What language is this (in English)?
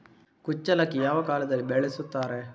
Kannada